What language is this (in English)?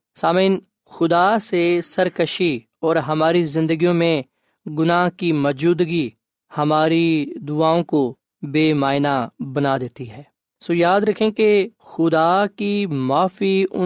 Urdu